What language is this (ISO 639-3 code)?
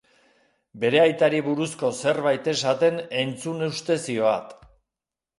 eus